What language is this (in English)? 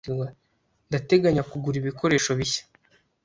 Kinyarwanda